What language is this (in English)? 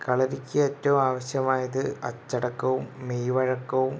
Malayalam